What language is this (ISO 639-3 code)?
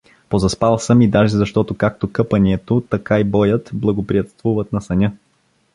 bul